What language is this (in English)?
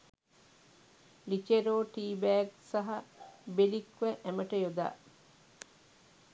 Sinhala